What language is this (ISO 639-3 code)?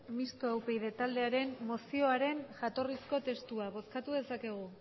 eus